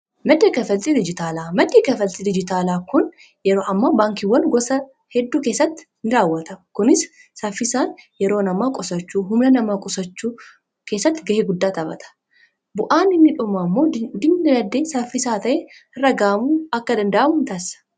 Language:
Oromo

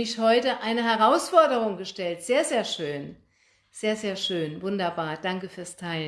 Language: German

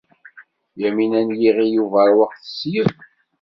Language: Kabyle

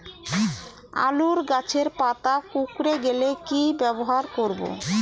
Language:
Bangla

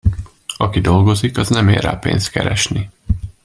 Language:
Hungarian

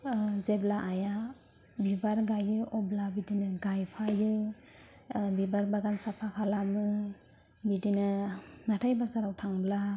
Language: Bodo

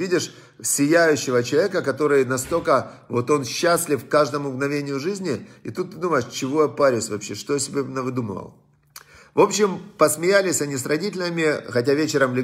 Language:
Russian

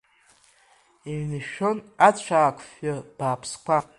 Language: Abkhazian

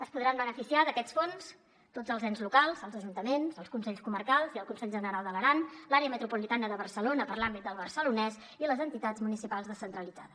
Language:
Catalan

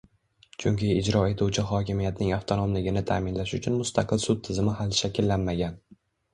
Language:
Uzbek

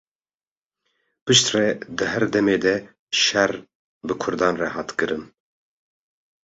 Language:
Kurdish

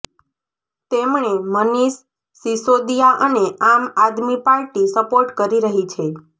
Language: Gujarati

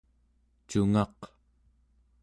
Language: Central Yupik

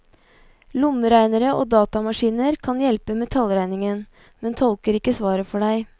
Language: Norwegian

